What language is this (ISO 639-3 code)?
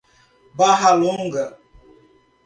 por